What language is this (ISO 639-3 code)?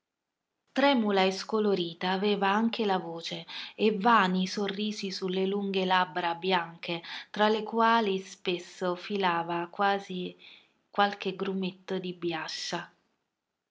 ita